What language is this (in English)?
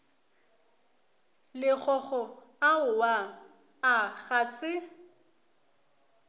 Northern Sotho